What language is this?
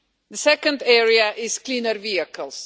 English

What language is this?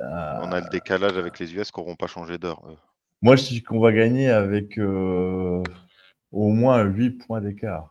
French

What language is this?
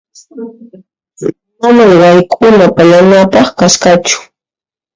Puno Quechua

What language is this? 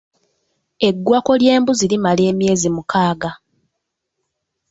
Ganda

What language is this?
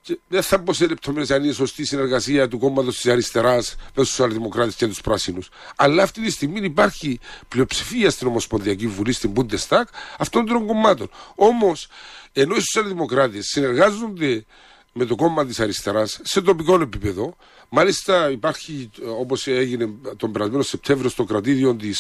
Greek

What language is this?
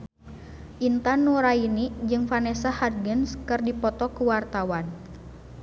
Sundanese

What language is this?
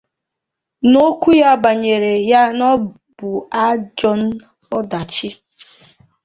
Igbo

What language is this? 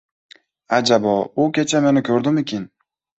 Uzbek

